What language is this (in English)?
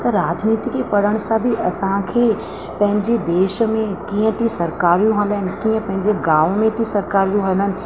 Sindhi